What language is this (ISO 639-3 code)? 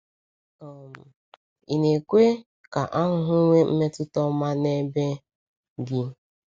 ibo